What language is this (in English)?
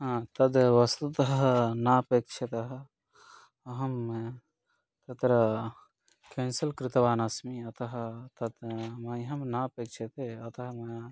Sanskrit